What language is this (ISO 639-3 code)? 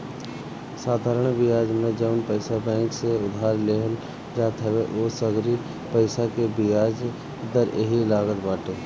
bho